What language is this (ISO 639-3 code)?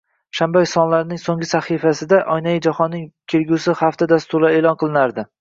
uzb